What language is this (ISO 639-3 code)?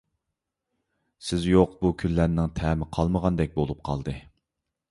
uig